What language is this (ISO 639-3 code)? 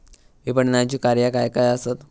mar